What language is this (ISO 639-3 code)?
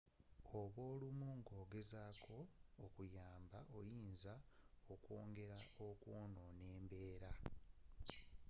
lug